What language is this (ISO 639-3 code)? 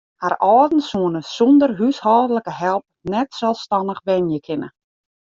fry